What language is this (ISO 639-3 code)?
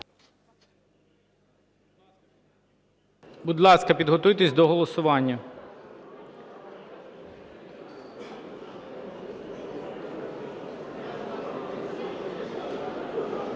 ukr